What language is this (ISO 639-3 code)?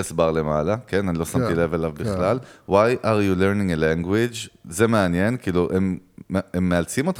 heb